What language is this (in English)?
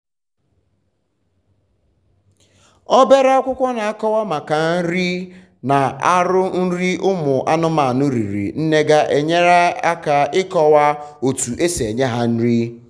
Igbo